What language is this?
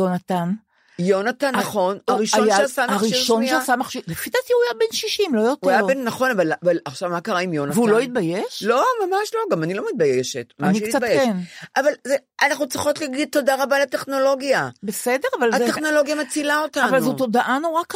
Hebrew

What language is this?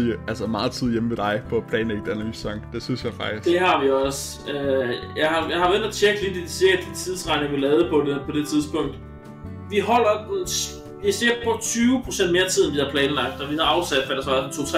Danish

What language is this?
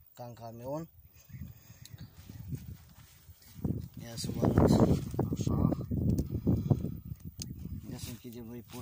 Romanian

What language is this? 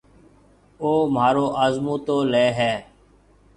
Marwari (Pakistan)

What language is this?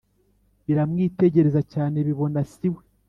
Kinyarwanda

